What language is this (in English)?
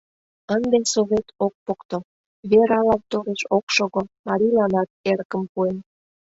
Mari